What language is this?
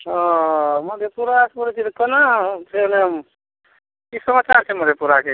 Maithili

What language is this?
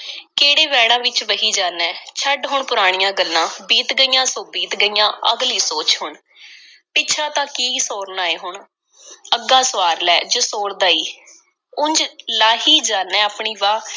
Punjabi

